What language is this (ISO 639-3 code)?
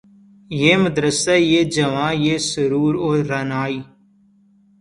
urd